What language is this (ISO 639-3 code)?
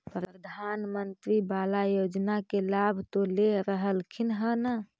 mag